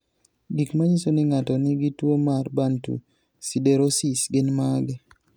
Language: Luo (Kenya and Tanzania)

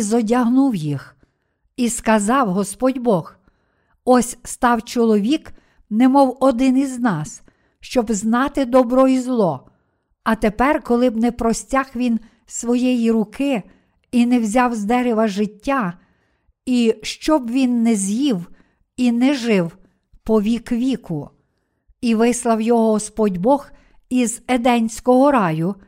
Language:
Ukrainian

